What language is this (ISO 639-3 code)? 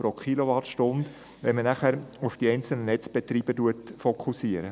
gsw